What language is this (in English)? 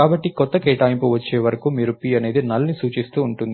Telugu